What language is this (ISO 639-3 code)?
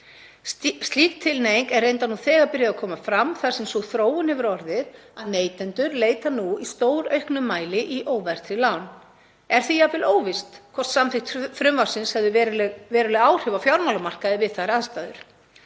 isl